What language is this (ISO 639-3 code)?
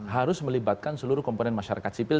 ind